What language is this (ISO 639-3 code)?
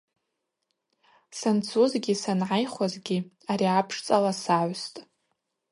abq